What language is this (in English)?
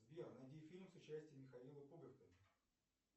Russian